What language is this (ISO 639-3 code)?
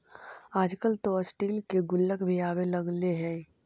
mag